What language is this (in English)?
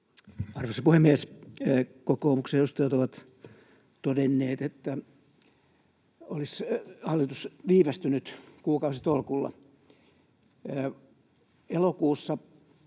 Finnish